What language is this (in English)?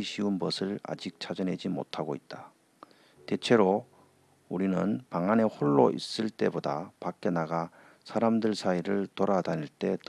Korean